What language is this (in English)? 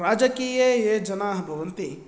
Sanskrit